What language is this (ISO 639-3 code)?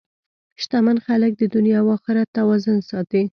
pus